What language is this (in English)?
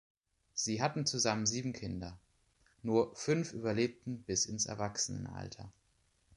German